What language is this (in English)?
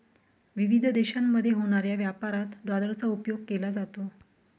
Marathi